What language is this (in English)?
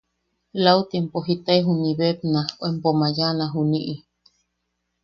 Yaqui